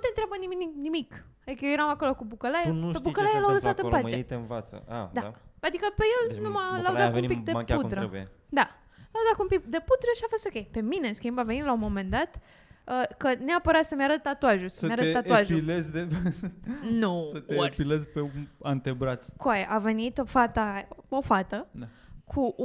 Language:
Romanian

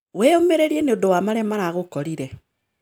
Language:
Kikuyu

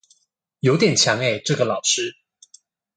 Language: Chinese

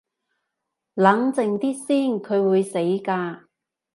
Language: Cantonese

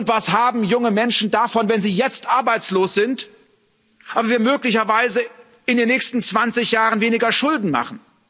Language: German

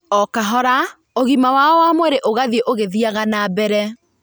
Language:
Kikuyu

